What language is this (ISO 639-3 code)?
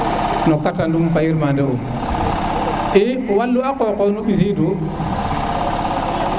srr